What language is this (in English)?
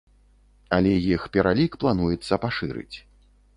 Belarusian